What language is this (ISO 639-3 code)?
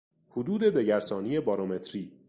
fas